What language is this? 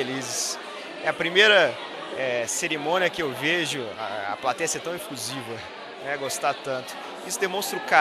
Portuguese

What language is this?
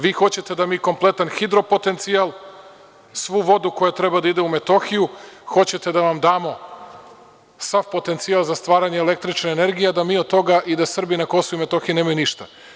Serbian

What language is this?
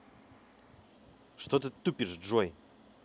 Russian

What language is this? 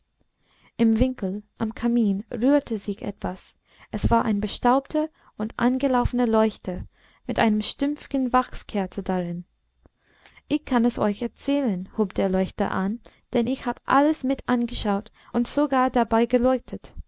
German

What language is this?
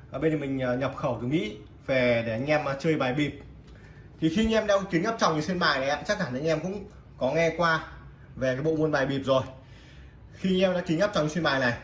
Vietnamese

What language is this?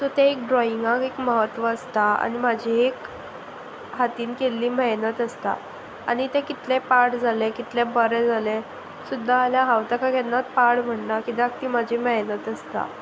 Konkani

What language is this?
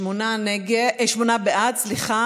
Hebrew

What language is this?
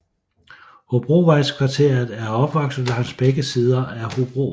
Danish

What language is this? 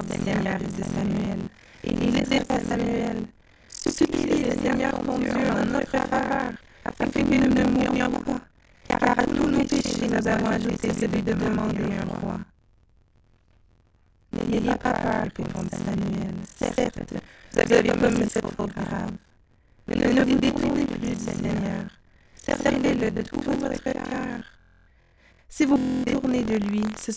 French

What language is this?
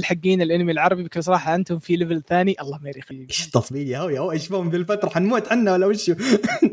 Arabic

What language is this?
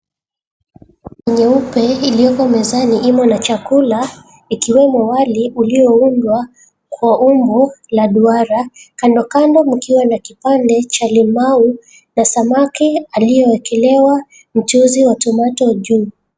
Swahili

